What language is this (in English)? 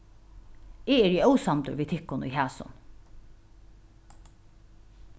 Faroese